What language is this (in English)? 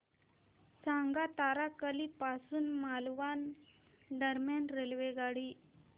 Marathi